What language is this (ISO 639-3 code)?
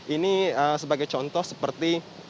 ind